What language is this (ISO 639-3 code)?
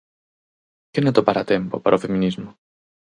glg